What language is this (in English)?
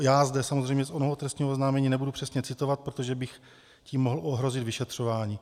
Czech